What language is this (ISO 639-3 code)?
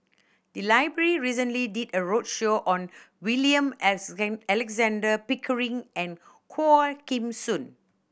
eng